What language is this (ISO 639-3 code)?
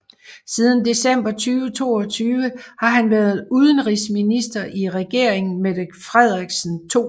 dan